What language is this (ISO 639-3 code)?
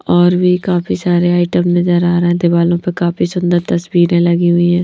hin